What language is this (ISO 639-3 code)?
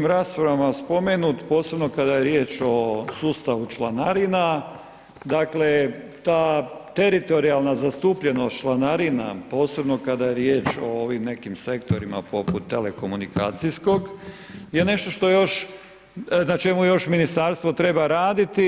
hrv